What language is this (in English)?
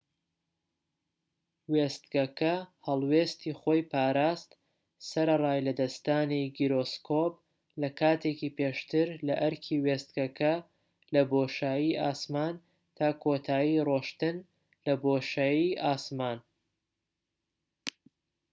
Central Kurdish